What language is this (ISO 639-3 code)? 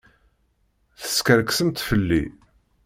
kab